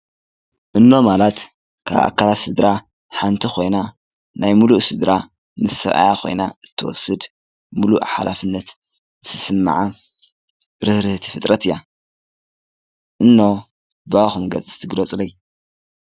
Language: Tigrinya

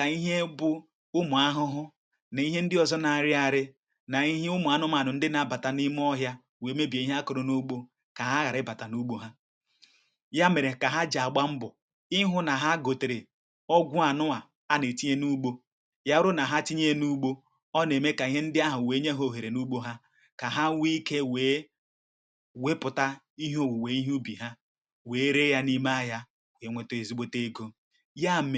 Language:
Igbo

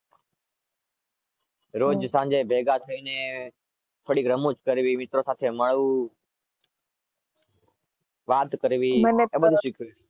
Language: Gujarati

